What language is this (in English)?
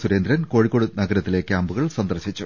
Malayalam